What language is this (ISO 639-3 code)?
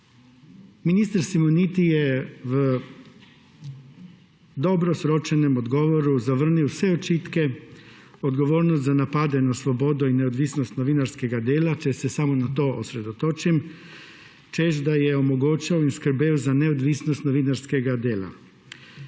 slv